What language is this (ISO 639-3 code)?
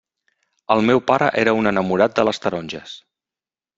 cat